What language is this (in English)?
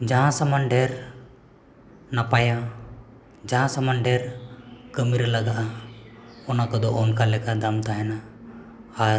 Santali